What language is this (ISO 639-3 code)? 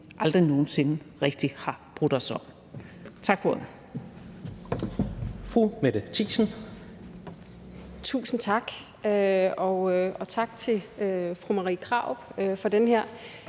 dan